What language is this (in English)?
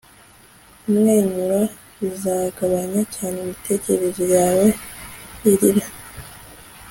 Kinyarwanda